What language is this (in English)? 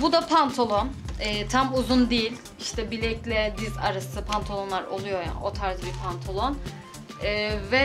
Turkish